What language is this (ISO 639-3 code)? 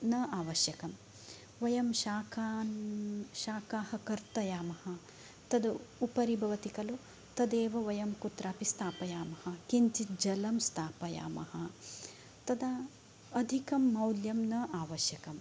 san